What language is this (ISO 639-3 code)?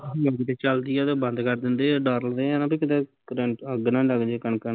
pan